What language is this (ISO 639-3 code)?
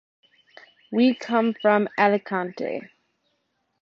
eng